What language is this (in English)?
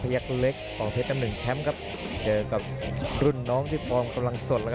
Thai